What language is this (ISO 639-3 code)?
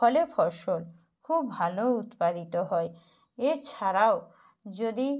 ben